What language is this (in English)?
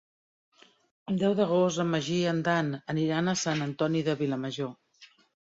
Catalan